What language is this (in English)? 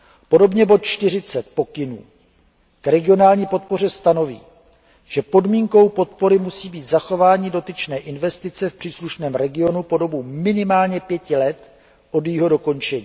Czech